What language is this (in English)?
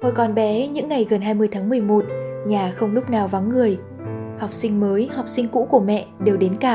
Vietnamese